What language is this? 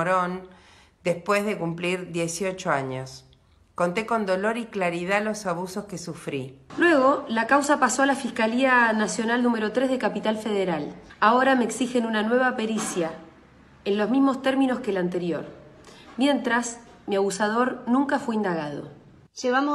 Spanish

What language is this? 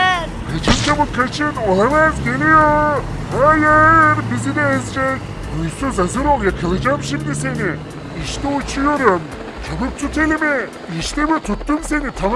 Turkish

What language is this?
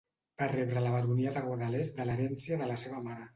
Catalan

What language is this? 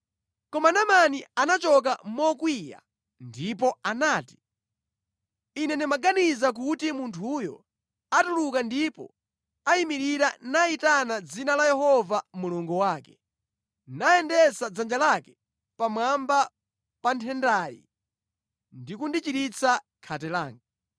Nyanja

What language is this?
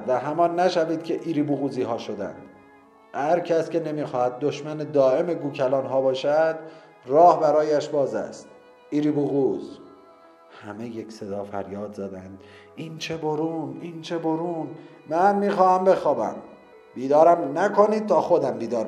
Persian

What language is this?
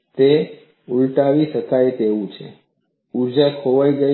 Gujarati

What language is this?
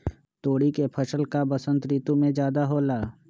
Magahi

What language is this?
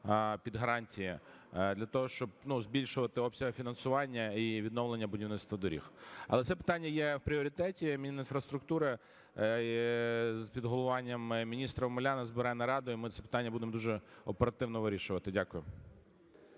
Ukrainian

